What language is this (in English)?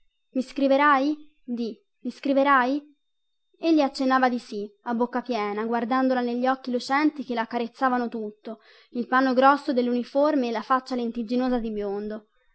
Italian